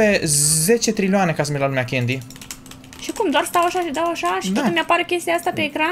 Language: Romanian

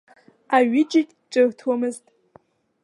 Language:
Abkhazian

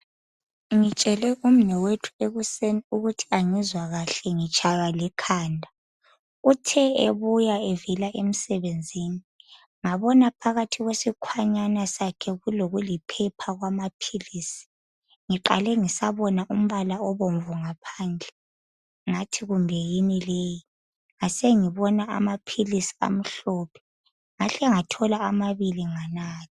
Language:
North Ndebele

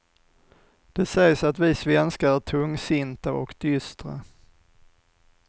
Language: Swedish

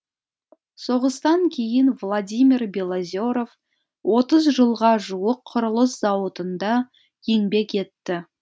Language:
Kazakh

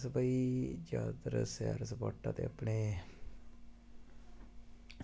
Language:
Dogri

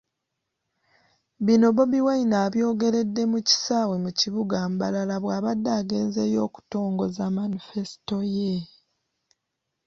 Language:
Ganda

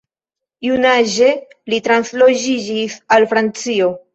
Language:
Esperanto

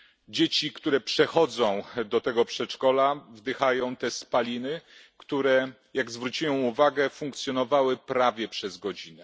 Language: Polish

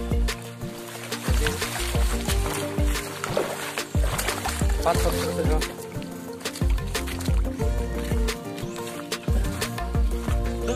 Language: Indonesian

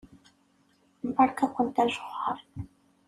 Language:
Kabyle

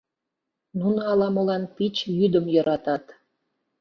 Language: Mari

